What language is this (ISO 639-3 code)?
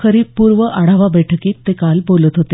mar